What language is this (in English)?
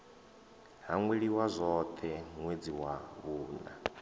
Venda